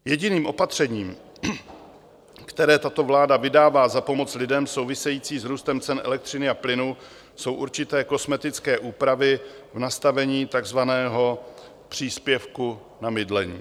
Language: Czech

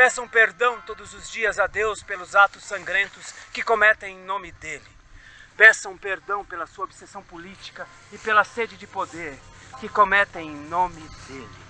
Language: Portuguese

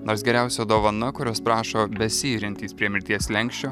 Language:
Lithuanian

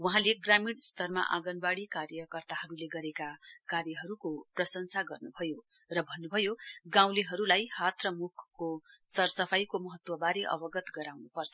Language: Nepali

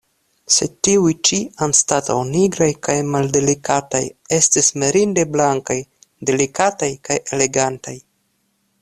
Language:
Esperanto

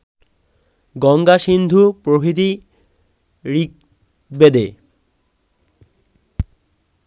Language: Bangla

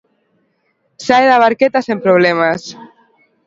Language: Galician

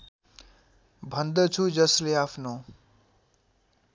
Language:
Nepali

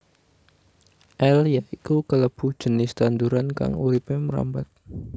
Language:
Javanese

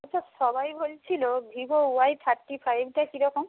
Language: Bangla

